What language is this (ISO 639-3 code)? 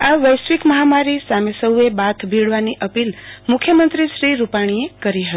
guj